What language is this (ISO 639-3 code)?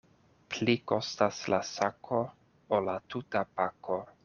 epo